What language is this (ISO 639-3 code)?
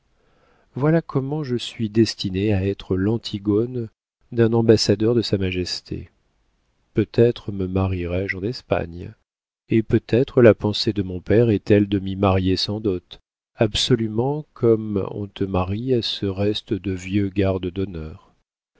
fra